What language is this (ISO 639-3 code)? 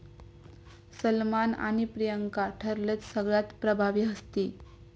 mar